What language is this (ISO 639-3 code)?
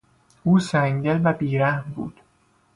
fas